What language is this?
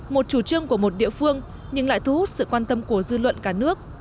Vietnamese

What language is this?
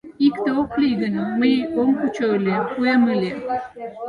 Mari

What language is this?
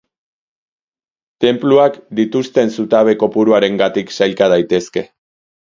Basque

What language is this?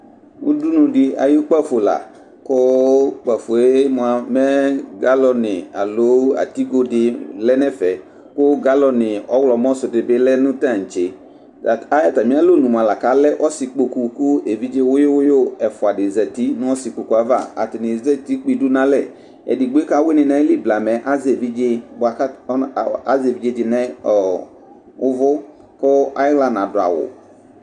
Ikposo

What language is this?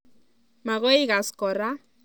Kalenjin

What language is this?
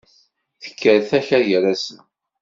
Kabyle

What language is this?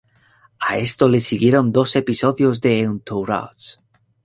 Spanish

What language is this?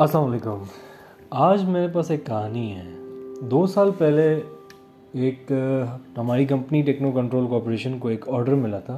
Urdu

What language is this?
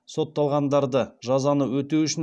Kazakh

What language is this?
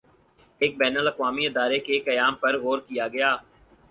Urdu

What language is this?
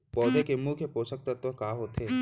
Chhattisgarhi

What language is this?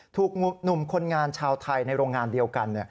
Thai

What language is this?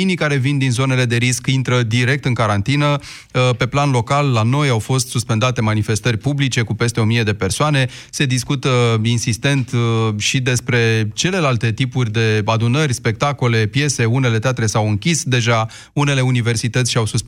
Romanian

